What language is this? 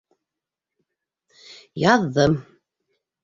Bashkir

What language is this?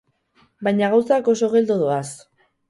Basque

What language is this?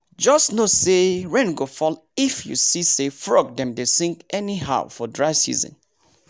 Nigerian Pidgin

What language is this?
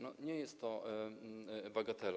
Polish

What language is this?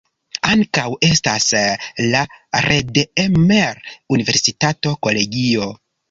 Esperanto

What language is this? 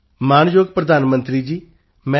Punjabi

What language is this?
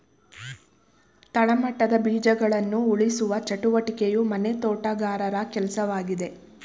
Kannada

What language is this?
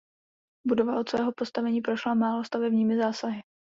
Czech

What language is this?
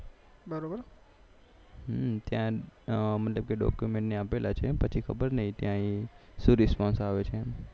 Gujarati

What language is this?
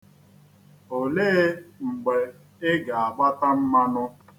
Igbo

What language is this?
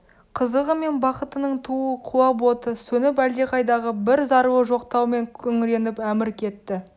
Kazakh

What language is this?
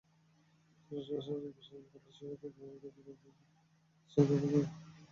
Bangla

